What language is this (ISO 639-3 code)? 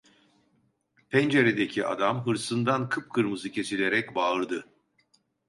tur